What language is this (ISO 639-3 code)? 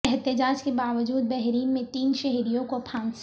urd